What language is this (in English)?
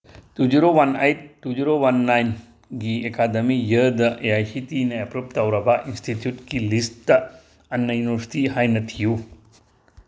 Manipuri